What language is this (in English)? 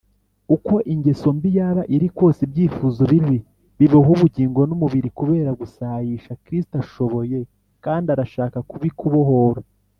Kinyarwanda